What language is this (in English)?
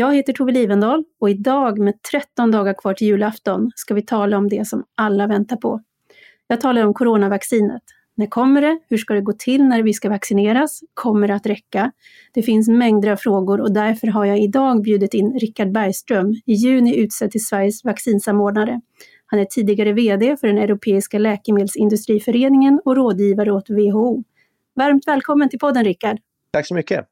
Swedish